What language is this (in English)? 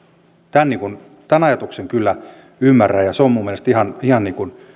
Finnish